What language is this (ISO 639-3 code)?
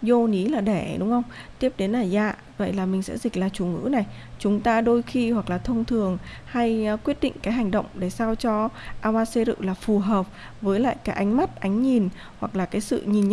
vie